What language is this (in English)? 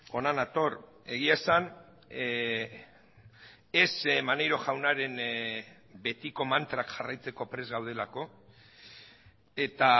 Basque